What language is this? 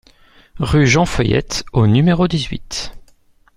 French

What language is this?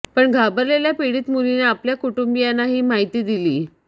Marathi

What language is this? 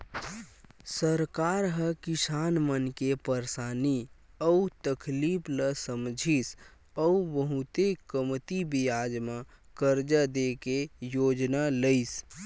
Chhattisgarhi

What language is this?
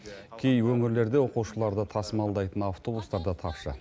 Kazakh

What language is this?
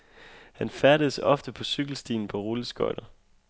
Danish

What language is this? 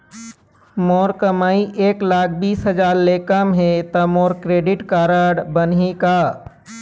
Chhattisgarhi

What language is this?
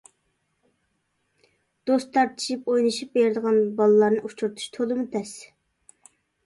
Uyghur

